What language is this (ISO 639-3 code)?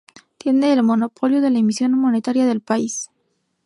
spa